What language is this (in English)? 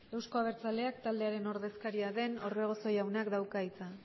Basque